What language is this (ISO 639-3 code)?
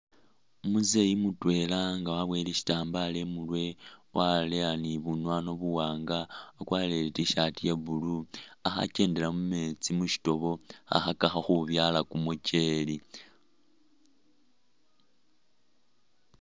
myx